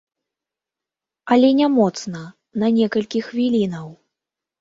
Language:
Belarusian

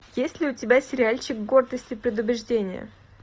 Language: Russian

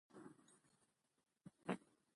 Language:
Pashto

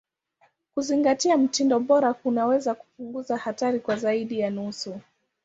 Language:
Swahili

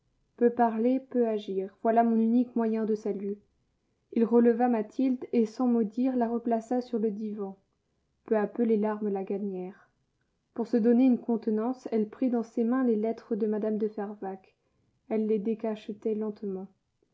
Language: French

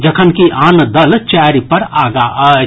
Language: Maithili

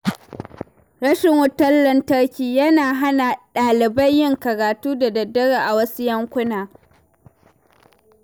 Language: Hausa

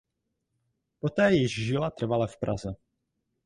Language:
Czech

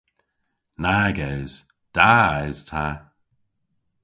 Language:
Cornish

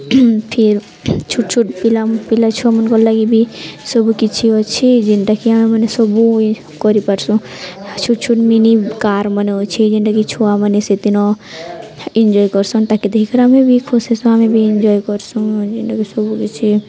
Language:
Odia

